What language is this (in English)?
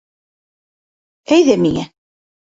Bashkir